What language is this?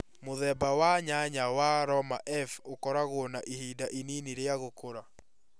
Kikuyu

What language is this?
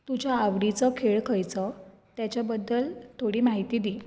Konkani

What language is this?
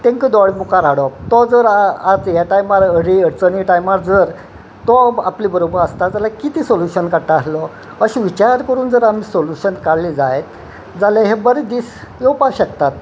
Konkani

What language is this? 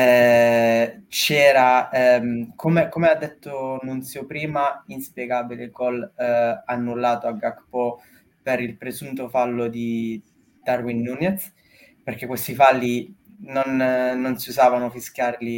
Italian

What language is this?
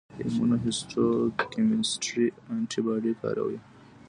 Pashto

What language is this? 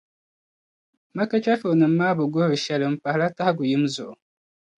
Dagbani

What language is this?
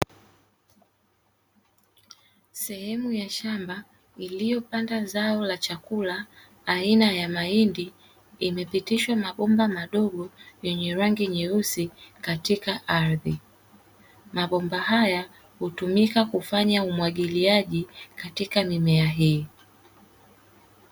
Swahili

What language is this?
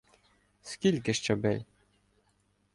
Ukrainian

